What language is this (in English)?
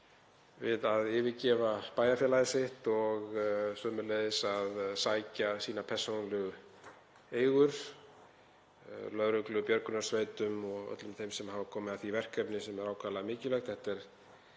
Icelandic